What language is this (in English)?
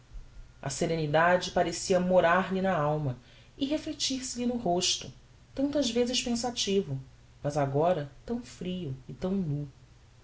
Portuguese